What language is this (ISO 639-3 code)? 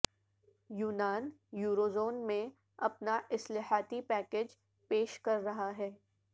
urd